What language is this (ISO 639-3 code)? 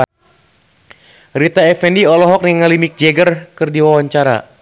sun